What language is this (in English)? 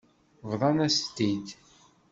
Kabyle